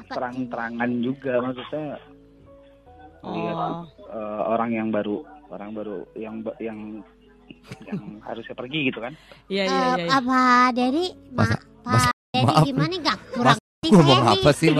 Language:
Indonesian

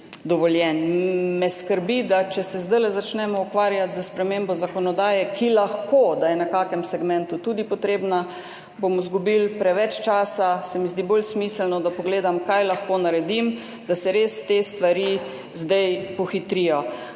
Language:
Slovenian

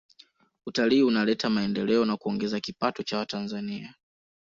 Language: Swahili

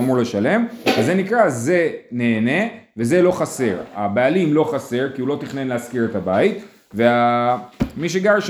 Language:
Hebrew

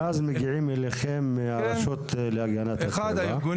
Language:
Hebrew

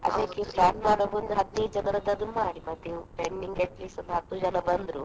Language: Kannada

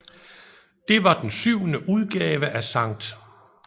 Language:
Danish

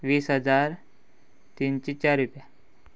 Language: Konkani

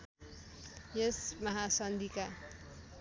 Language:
Nepali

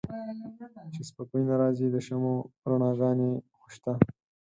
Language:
Pashto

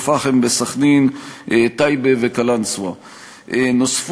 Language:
Hebrew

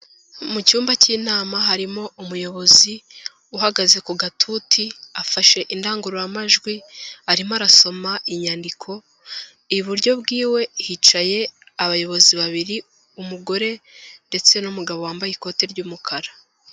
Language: Kinyarwanda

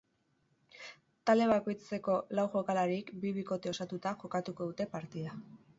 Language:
Basque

